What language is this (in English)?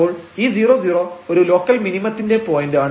Malayalam